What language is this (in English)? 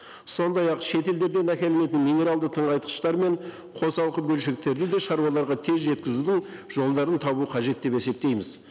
Kazakh